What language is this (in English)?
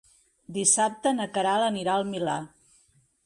Catalan